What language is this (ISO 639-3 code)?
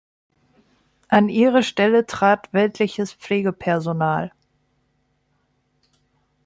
deu